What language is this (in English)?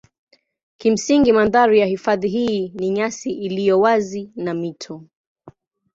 Swahili